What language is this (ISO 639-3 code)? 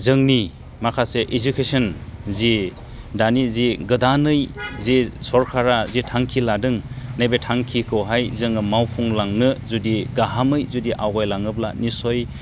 brx